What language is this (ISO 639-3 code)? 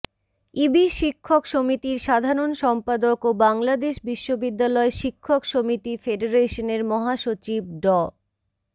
ben